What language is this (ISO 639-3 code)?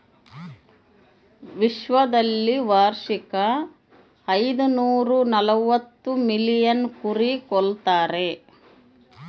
kan